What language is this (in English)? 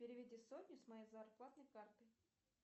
Russian